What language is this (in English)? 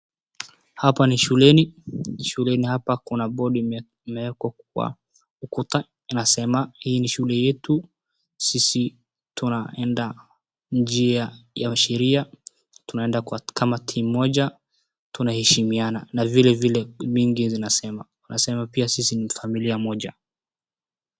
Swahili